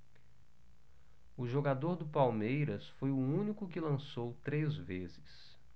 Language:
Portuguese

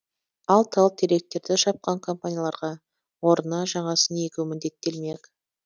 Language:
Kazakh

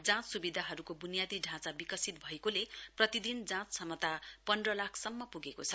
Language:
Nepali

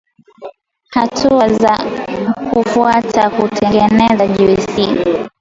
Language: Swahili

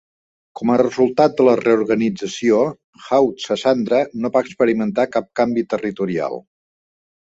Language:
Catalan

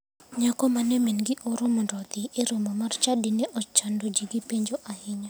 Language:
Luo (Kenya and Tanzania)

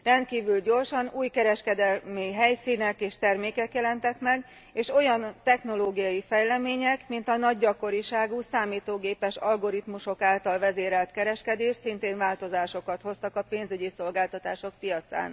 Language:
Hungarian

